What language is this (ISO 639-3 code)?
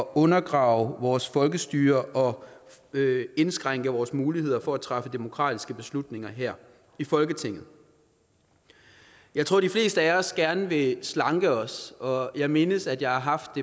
dan